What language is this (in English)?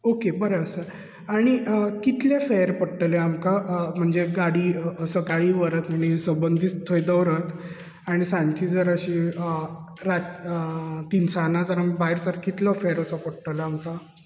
Konkani